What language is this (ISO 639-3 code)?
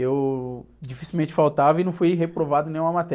por